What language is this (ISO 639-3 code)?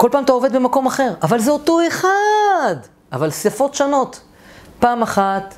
heb